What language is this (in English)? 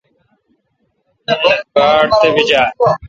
Kalkoti